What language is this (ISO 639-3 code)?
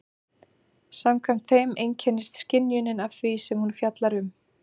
isl